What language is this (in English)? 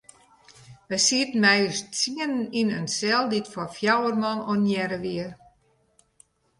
Western Frisian